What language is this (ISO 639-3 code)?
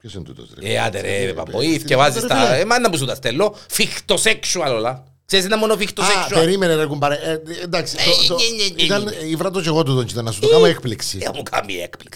ell